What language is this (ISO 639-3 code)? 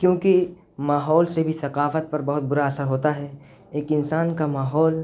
urd